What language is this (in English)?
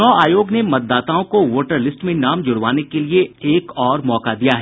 Hindi